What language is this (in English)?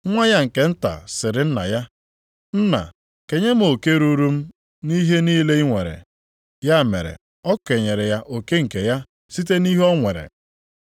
Igbo